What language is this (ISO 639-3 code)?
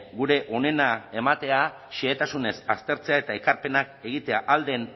eus